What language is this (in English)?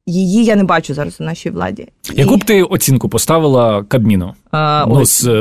Ukrainian